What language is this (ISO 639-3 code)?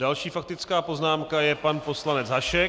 ces